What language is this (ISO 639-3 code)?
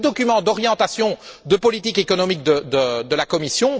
fra